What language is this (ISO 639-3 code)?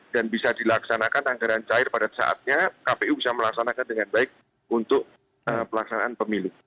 ind